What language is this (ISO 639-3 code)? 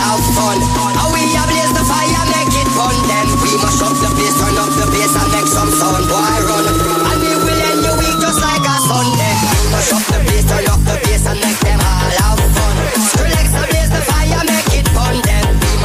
eng